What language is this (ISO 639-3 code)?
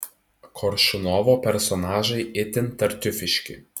lit